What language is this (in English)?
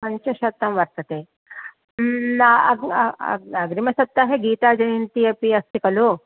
Sanskrit